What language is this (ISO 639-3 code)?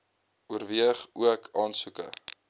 afr